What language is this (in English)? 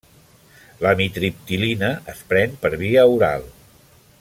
Catalan